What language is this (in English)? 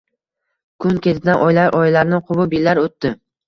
Uzbek